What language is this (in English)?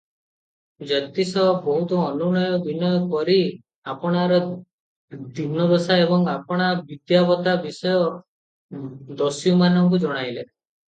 Odia